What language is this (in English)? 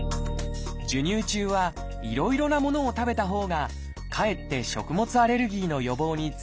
Japanese